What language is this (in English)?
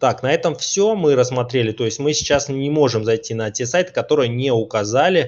Russian